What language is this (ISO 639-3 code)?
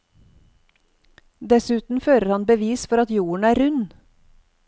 nor